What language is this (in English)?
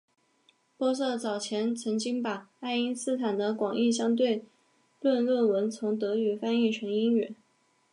Chinese